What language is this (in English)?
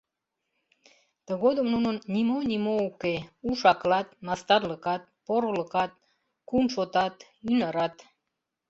Mari